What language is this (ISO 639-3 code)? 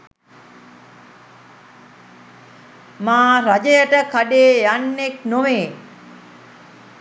sin